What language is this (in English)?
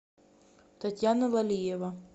Russian